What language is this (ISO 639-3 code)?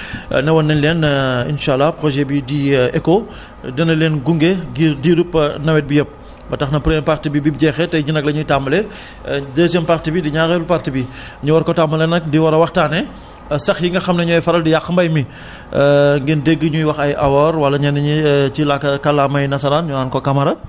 wol